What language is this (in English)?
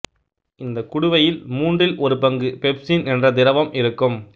Tamil